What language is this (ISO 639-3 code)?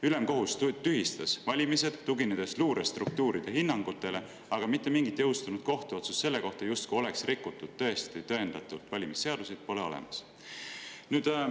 est